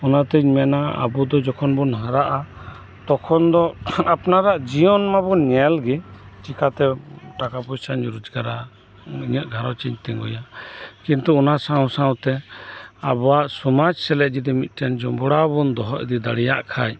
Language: Santali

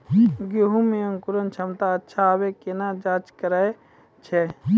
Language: Maithili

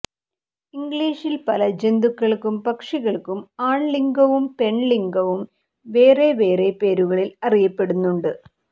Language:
Malayalam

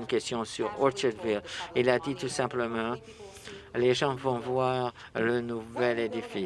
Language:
French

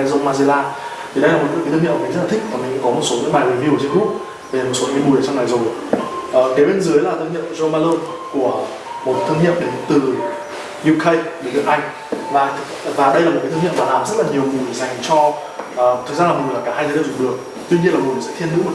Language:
Vietnamese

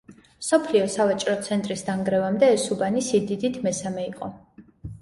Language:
Georgian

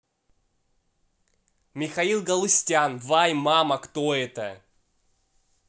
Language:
Russian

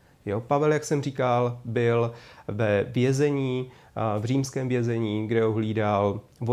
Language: Czech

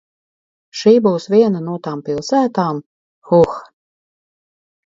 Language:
Latvian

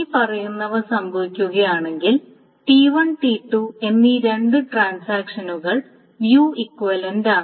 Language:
Malayalam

